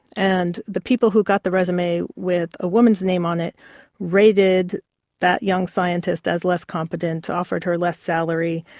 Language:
English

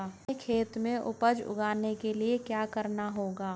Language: Hindi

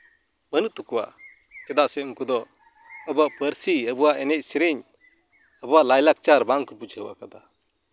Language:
Santali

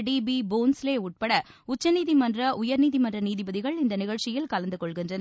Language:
Tamil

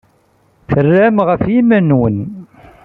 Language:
Kabyle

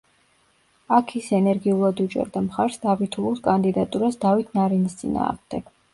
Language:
Georgian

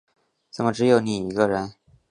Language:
Chinese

